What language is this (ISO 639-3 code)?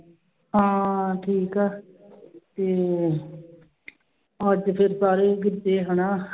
pan